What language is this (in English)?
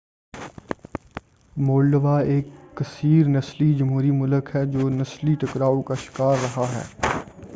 Urdu